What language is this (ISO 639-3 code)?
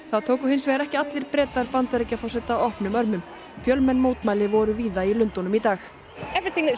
isl